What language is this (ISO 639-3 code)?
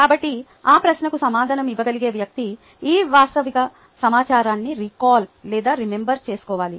tel